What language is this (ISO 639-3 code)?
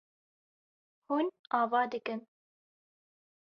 kur